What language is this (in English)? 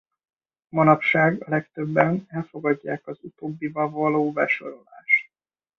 Hungarian